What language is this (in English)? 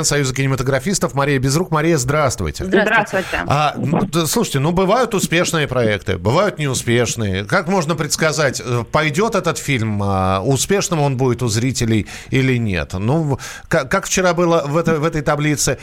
Russian